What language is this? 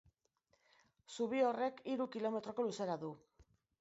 Basque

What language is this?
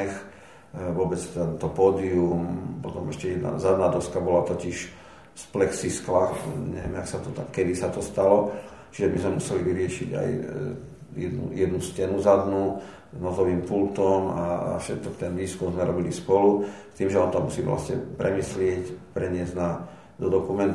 Slovak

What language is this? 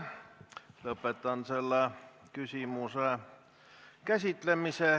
Estonian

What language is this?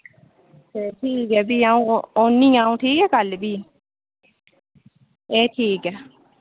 Dogri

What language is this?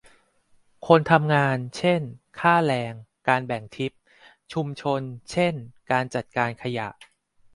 Thai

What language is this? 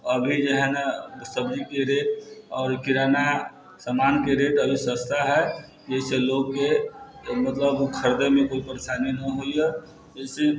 Maithili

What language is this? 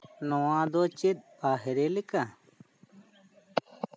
Santali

